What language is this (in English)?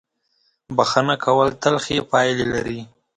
Pashto